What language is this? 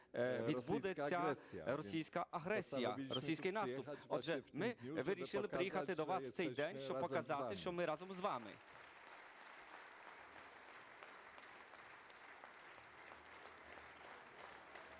Ukrainian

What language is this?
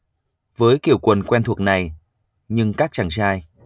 Vietnamese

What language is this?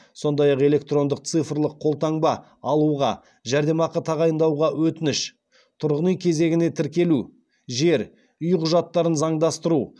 Kazakh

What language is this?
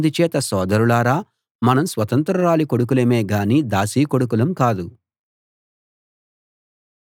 Telugu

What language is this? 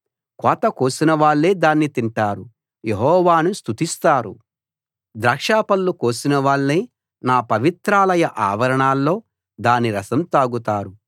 Telugu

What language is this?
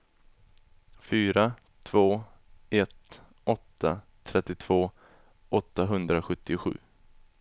Swedish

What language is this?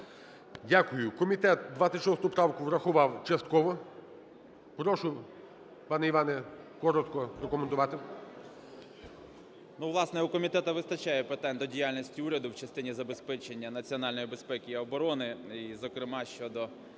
Ukrainian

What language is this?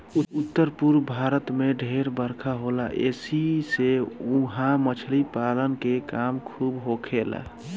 Bhojpuri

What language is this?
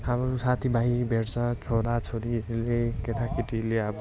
Nepali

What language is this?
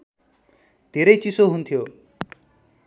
Nepali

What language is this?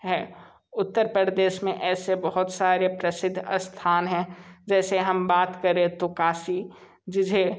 Hindi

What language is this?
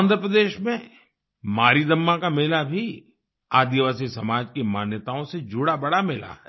Hindi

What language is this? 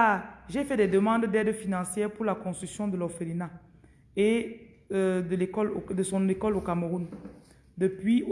French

